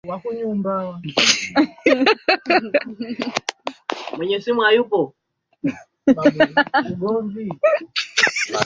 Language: Swahili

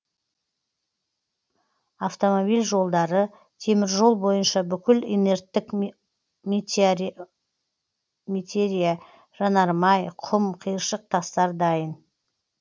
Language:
Kazakh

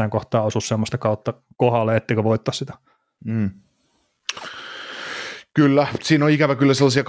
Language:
Finnish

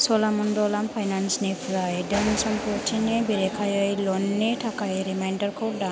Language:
Bodo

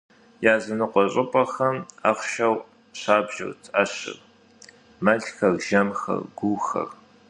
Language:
Kabardian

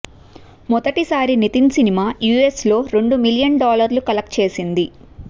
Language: Telugu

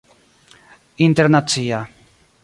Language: Esperanto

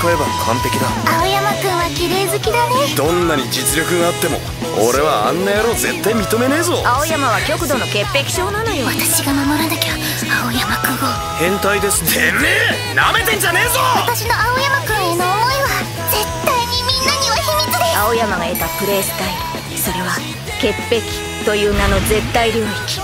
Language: Japanese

